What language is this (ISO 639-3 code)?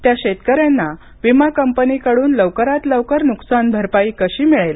mar